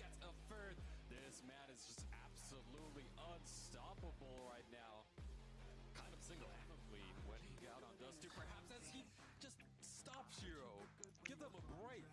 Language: Portuguese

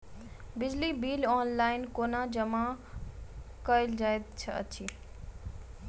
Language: Maithili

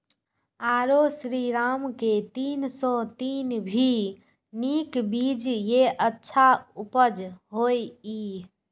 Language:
Maithili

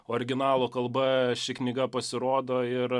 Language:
Lithuanian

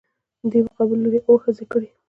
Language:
Pashto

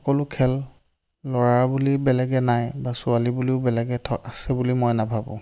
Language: Assamese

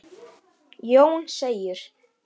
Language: Icelandic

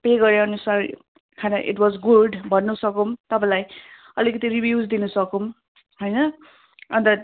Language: Nepali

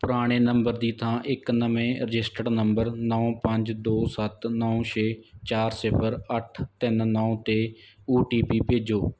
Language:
Punjabi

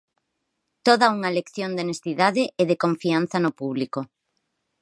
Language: Galician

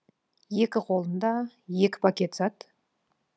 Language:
Kazakh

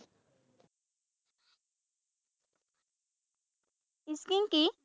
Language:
Assamese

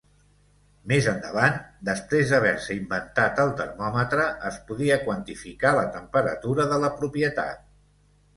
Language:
Catalan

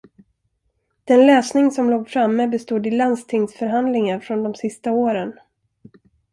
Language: Swedish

